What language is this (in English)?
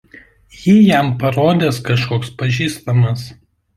Lithuanian